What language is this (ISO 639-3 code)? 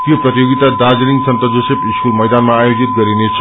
nep